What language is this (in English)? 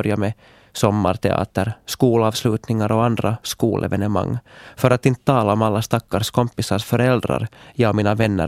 Swedish